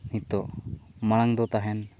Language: Santali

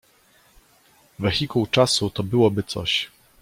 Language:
Polish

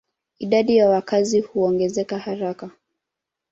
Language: Swahili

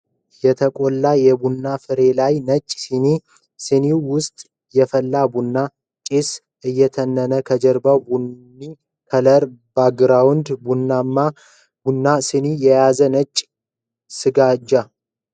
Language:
Amharic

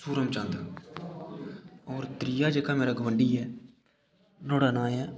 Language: Dogri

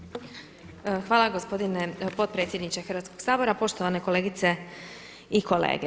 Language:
Croatian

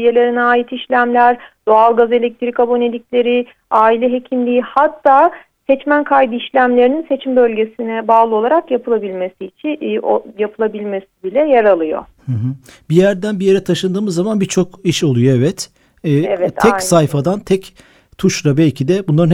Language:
Turkish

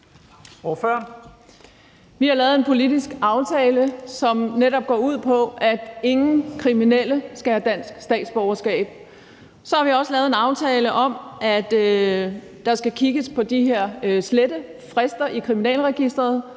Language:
Danish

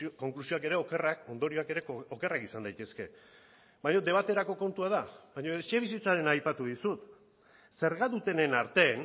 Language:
Basque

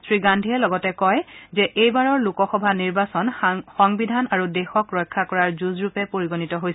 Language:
Assamese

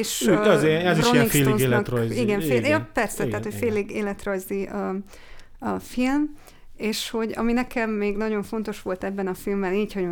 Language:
Hungarian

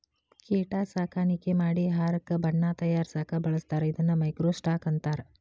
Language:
Kannada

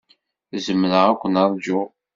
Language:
Kabyle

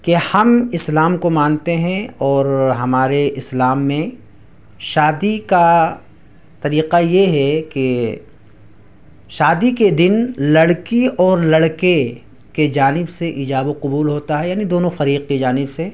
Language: Urdu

